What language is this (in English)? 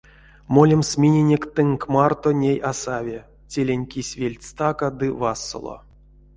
Erzya